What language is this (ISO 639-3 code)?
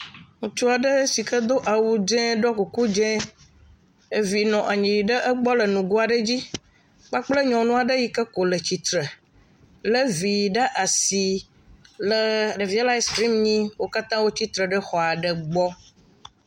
ewe